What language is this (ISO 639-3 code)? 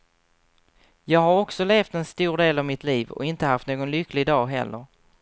swe